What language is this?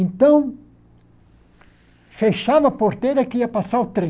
Portuguese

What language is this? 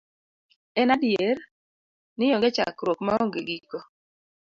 Luo (Kenya and Tanzania)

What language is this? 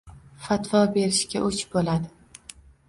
Uzbek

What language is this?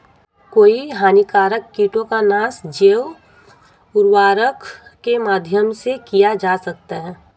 Hindi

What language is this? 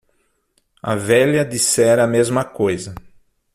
Portuguese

